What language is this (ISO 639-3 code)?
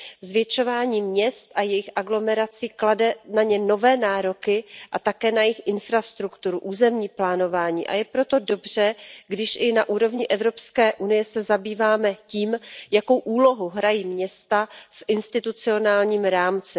ces